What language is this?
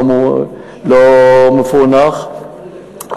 Hebrew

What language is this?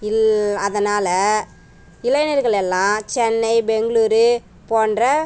Tamil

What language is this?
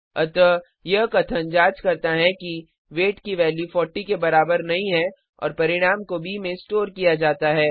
Hindi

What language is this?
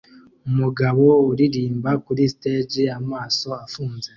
Kinyarwanda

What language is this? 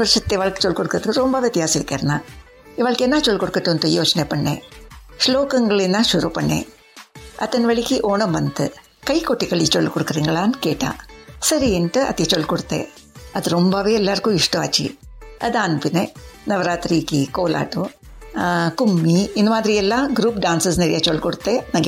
Kannada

